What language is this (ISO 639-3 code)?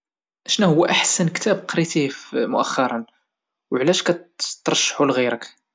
ary